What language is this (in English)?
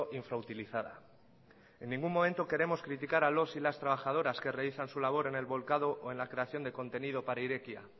Spanish